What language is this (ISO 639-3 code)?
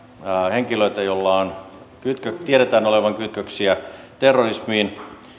fin